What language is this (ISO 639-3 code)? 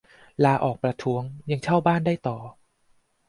tha